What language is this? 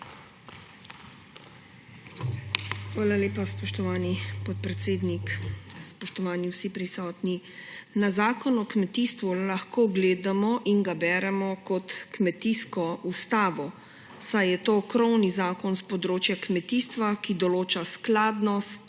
Slovenian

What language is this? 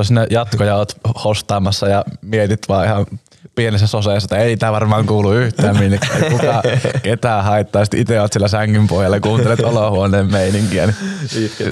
Finnish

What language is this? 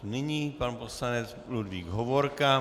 Czech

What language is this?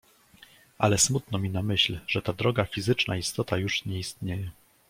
Polish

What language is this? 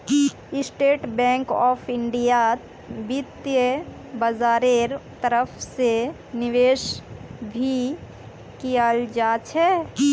Magahi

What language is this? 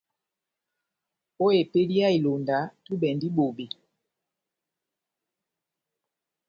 Batanga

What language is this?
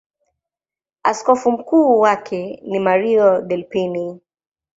Swahili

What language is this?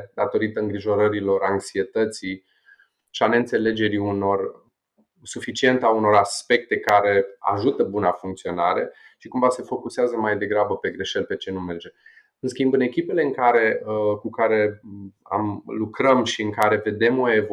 Romanian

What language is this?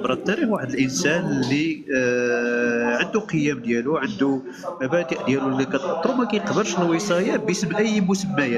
Arabic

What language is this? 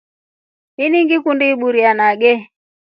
Rombo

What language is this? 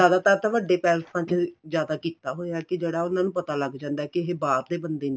Punjabi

